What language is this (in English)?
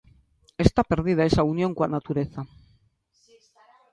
Galician